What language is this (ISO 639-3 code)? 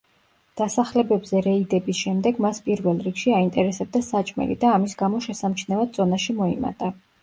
kat